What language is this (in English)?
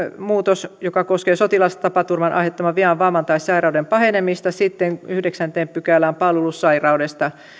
Finnish